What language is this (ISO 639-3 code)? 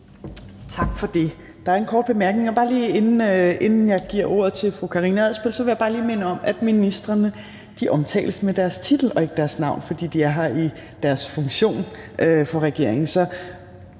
dan